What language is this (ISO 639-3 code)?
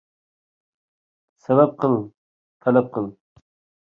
uig